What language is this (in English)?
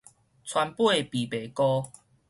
Min Nan Chinese